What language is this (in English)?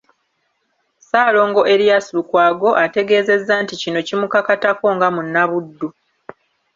Ganda